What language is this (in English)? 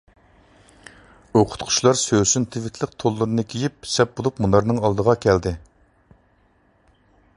Uyghur